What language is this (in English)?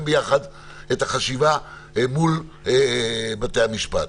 Hebrew